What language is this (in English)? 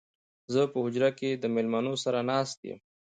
Pashto